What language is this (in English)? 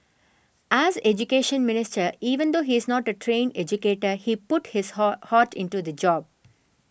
English